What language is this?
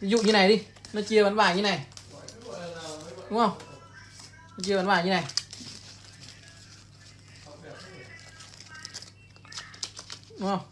Vietnamese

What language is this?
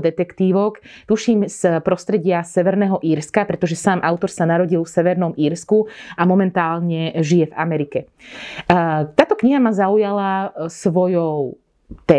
Slovak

